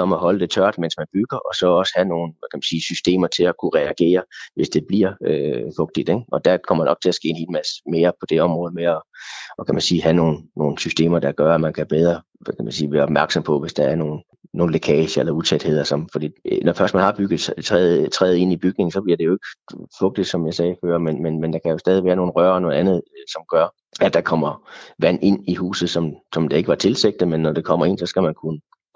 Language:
Danish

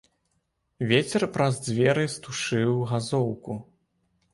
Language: Belarusian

